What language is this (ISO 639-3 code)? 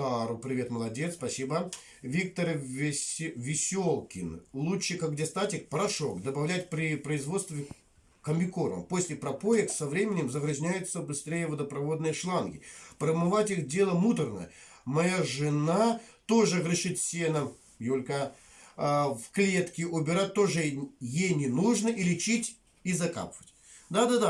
rus